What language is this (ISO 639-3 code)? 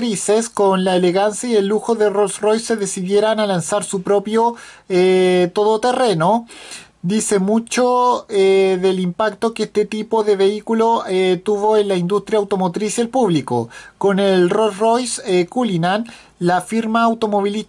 spa